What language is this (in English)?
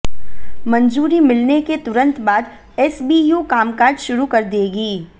Hindi